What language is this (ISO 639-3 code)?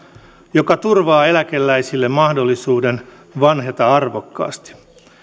fin